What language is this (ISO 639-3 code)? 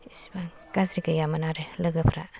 brx